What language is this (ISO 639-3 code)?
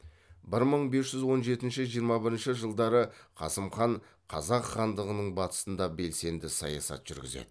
kaz